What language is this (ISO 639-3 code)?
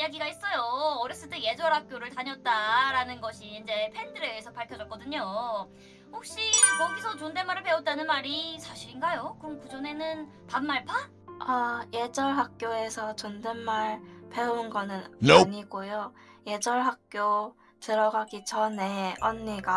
kor